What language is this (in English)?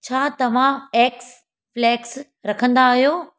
Sindhi